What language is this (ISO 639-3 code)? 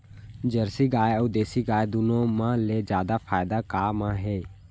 hne